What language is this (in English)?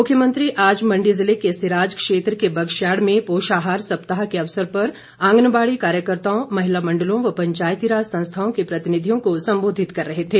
Hindi